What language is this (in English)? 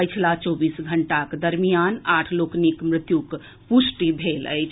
Maithili